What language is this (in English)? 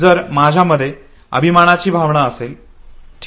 Marathi